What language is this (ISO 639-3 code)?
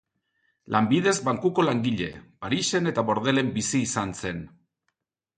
eus